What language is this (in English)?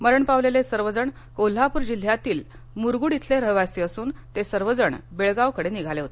Marathi